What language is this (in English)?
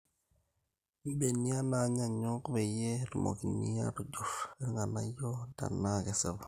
Masai